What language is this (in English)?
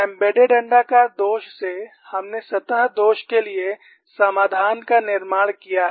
Hindi